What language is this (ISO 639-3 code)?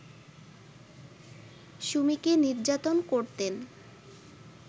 ben